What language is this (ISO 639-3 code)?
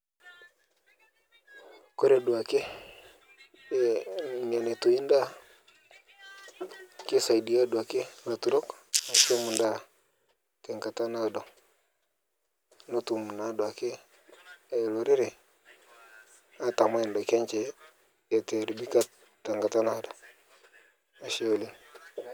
mas